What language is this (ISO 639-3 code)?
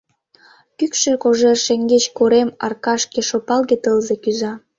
chm